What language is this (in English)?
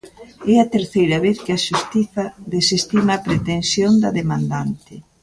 Galician